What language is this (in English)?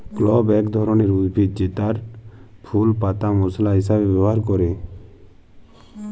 Bangla